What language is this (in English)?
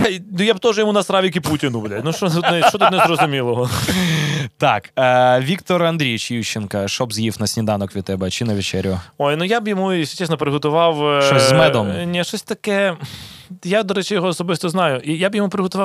Ukrainian